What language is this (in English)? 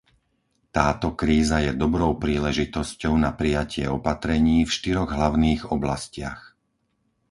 Slovak